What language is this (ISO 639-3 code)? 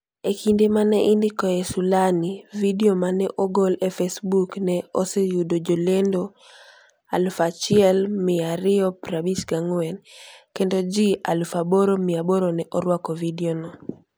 luo